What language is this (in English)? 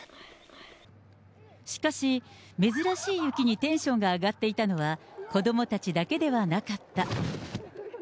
Japanese